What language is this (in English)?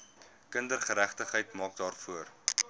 Afrikaans